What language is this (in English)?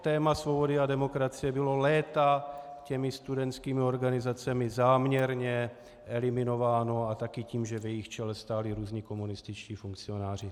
Czech